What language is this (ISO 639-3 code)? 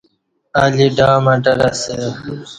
bsh